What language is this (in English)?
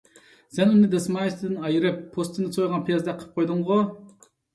Uyghur